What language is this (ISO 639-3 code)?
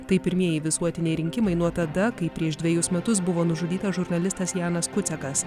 lit